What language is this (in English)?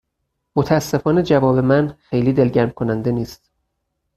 Persian